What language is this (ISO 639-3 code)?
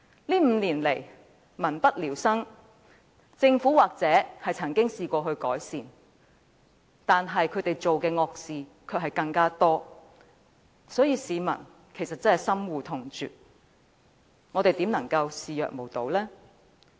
yue